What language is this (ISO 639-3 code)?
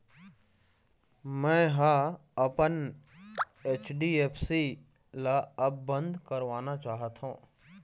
hne